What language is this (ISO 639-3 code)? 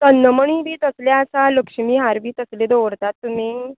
kok